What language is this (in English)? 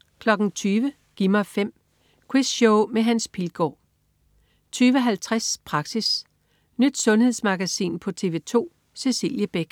Danish